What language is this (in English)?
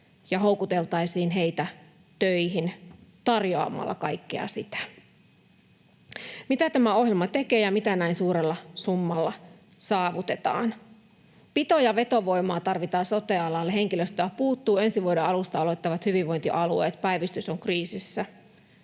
Finnish